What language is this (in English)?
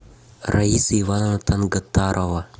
Russian